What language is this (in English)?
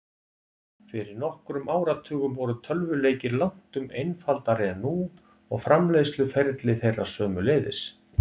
Icelandic